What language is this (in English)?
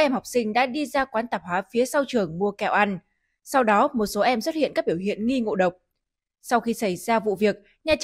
Vietnamese